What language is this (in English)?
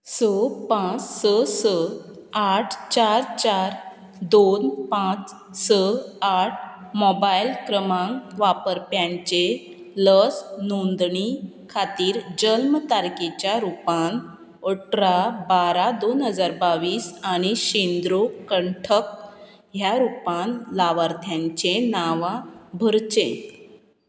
Konkani